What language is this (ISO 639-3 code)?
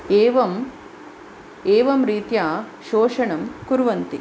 san